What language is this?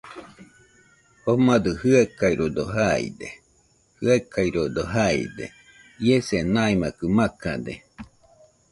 Nüpode Huitoto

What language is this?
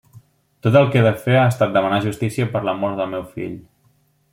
Catalan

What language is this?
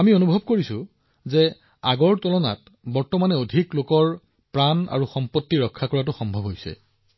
Assamese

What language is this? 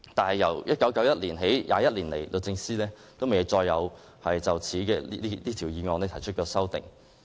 Cantonese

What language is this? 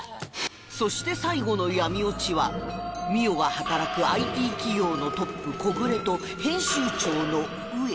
Japanese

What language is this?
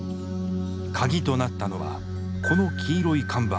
Japanese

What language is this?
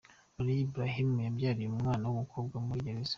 Kinyarwanda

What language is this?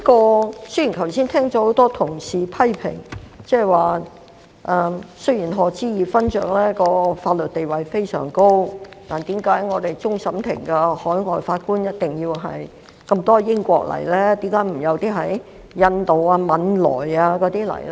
Cantonese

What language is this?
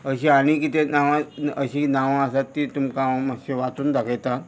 Konkani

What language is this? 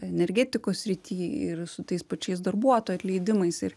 Lithuanian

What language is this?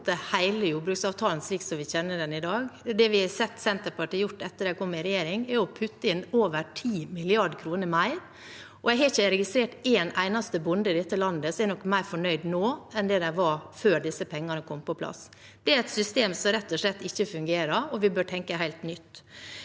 Norwegian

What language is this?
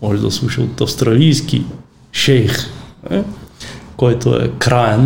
Bulgarian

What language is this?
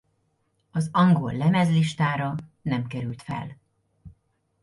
Hungarian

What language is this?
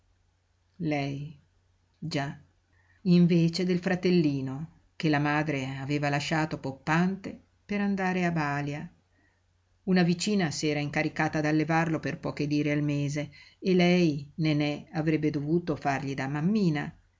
Italian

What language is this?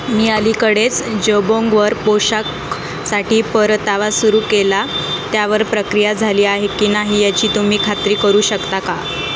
Marathi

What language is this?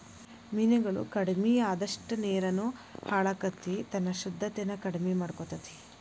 Kannada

